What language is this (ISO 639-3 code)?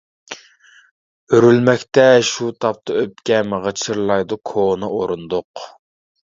uig